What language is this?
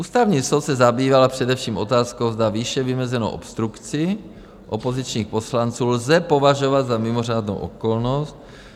Czech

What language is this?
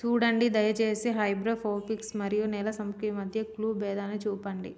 Telugu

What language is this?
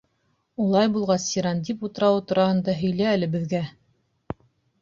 Bashkir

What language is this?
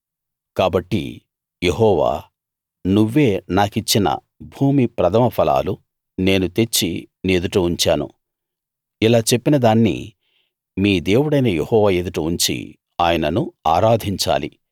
Telugu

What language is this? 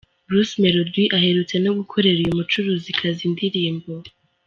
Kinyarwanda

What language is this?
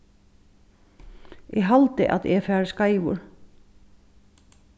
Faroese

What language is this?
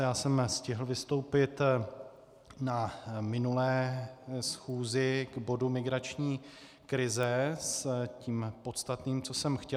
Czech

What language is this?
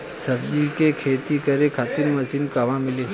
Bhojpuri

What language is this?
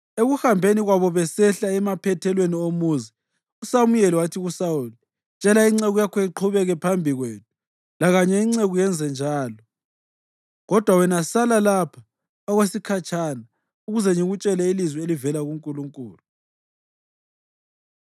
North Ndebele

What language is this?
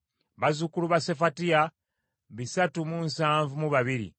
Ganda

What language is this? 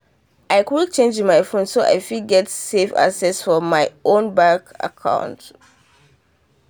Nigerian Pidgin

